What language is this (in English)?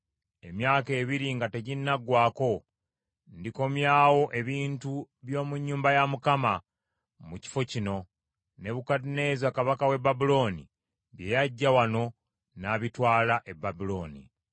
Ganda